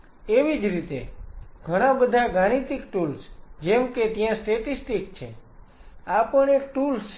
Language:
Gujarati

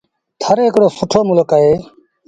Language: Sindhi Bhil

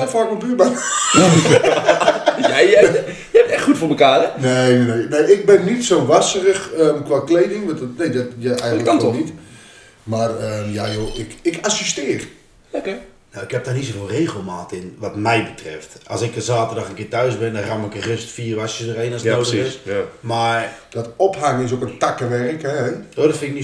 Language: Dutch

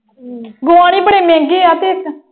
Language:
Punjabi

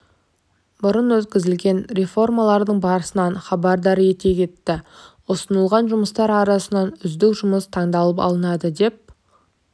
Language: Kazakh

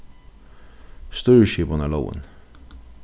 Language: Faroese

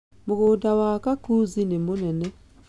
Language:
Kikuyu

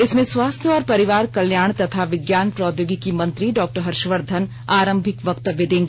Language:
Hindi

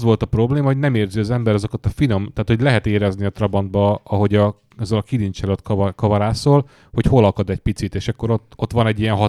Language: Hungarian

